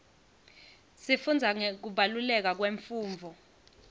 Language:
Swati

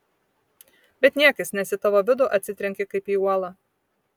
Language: Lithuanian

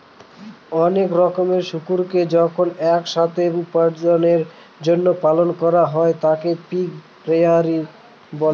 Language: Bangla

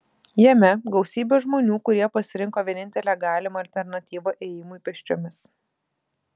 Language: Lithuanian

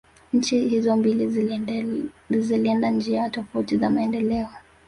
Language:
Swahili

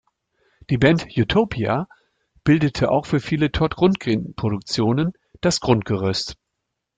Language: German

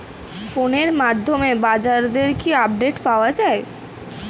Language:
Bangla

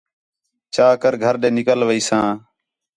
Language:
Khetrani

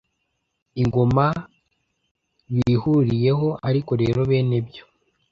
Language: Kinyarwanda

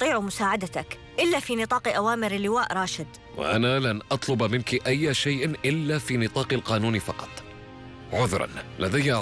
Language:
Arabic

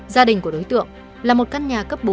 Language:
Vietnamese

